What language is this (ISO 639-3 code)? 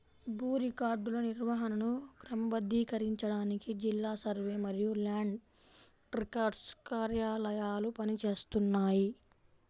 tel